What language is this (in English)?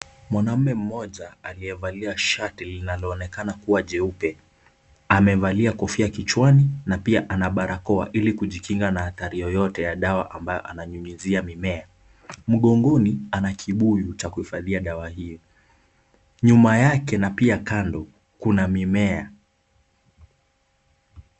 Swahili